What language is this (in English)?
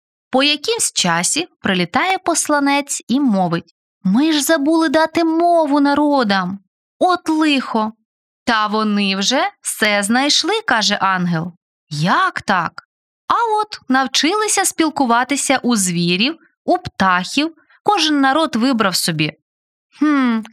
Ukrainian